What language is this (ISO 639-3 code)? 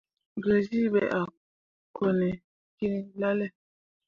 mua